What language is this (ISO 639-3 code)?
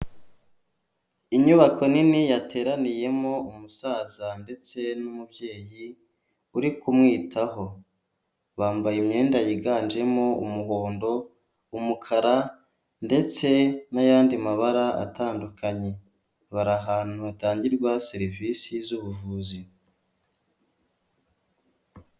kin